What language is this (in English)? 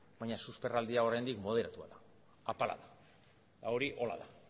Basque